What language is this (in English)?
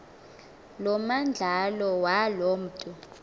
Xhosa